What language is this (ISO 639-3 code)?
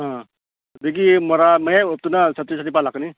mni